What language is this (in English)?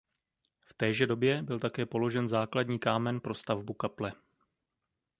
Czech